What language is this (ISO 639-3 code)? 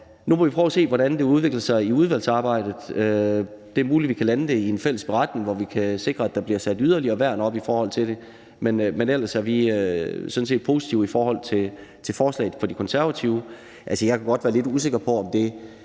dan